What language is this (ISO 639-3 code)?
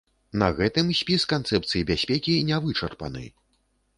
bel